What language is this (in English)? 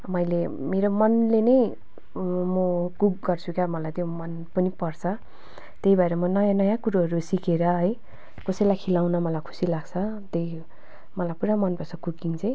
Nepali